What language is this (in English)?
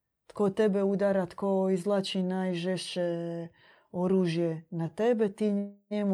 Croatian